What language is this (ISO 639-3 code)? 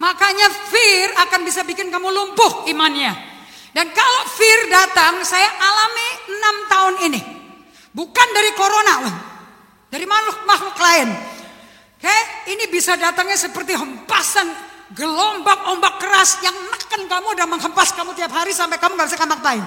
ind